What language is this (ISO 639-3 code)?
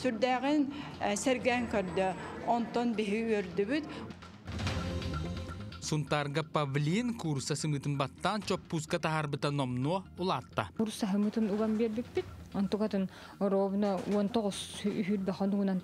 tur